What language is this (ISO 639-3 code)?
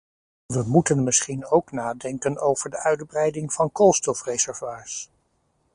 nld